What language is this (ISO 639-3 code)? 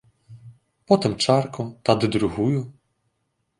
bel